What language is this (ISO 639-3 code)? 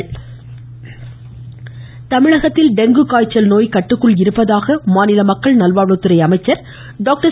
tam